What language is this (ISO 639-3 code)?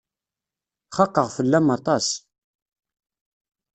kab